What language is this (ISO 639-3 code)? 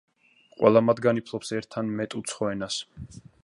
kat